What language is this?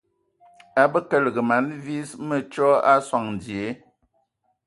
Ewondo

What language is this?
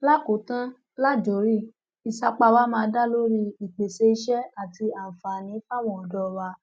Yoruba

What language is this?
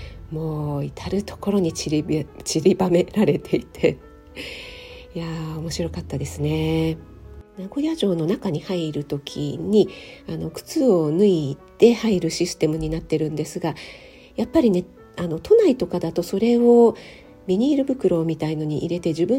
Japanese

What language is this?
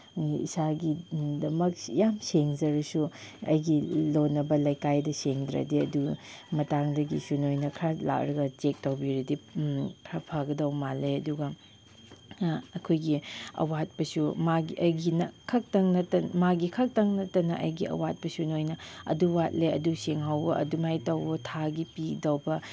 Manipuri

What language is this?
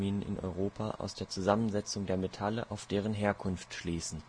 German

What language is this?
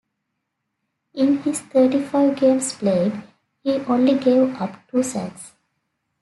English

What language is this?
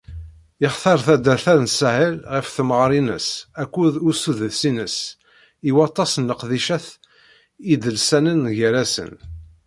Kabyle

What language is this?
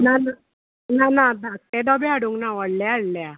Konkani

